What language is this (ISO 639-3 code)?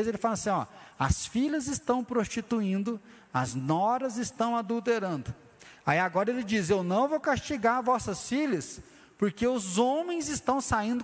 por